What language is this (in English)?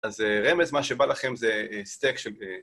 Hebrew